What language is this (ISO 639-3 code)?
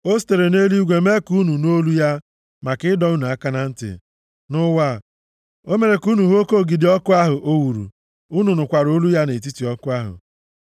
ibo